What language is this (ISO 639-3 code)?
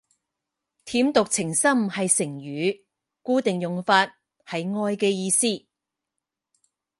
yue